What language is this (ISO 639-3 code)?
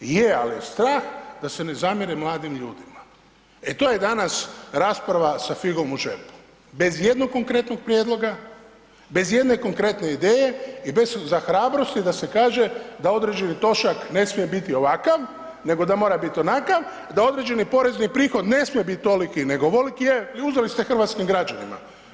hrv